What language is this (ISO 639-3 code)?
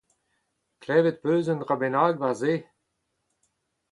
bre